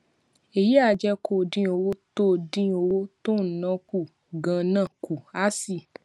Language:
Yoruba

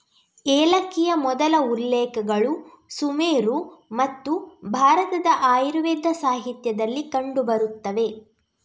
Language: Kannada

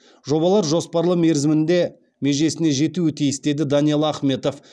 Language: Kazakh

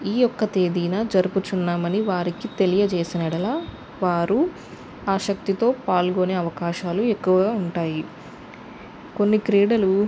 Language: Telugu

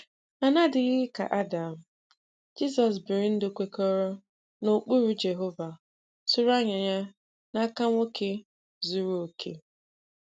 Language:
Igbo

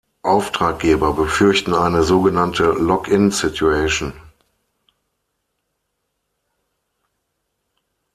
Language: German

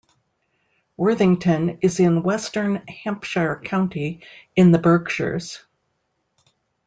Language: English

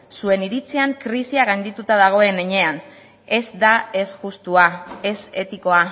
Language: Basque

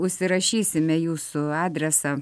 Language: Lithuanian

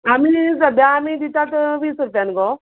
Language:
Konkani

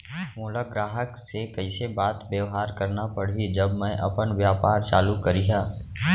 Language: Chhattisgarhi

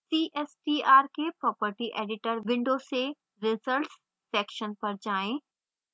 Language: Hindi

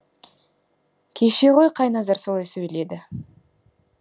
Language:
Kazakh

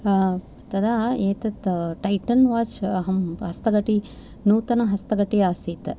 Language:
Sanskrit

